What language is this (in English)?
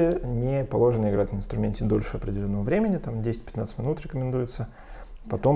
Russian